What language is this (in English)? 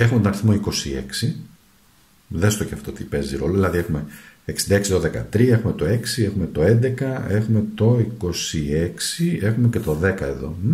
Greek